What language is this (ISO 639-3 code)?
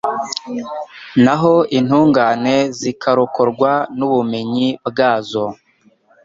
kin